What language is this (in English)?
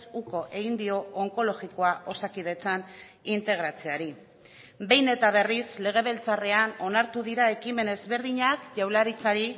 Basque